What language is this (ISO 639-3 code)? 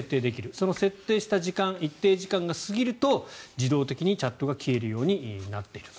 jpn